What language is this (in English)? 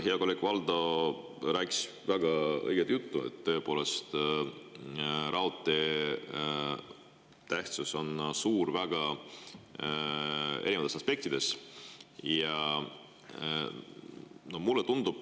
Estonian